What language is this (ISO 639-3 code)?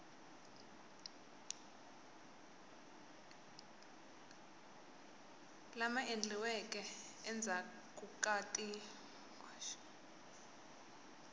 tso